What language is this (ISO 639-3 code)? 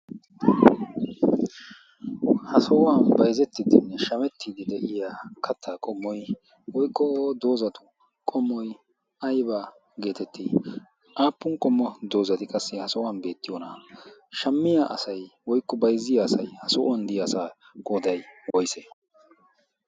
wal